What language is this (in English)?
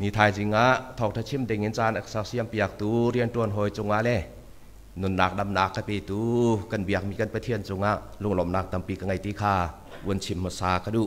Thai